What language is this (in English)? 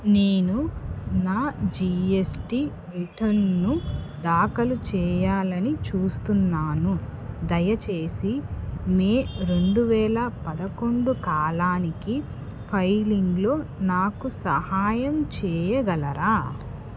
Telugu